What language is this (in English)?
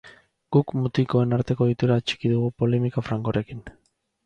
Basque